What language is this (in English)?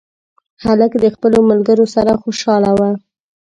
Pashto